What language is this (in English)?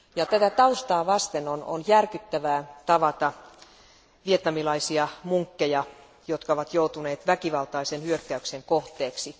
Finnish